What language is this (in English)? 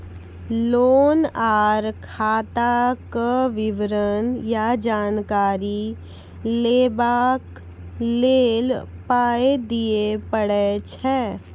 Maithili